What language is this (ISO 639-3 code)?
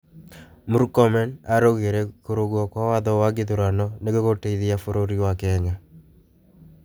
kik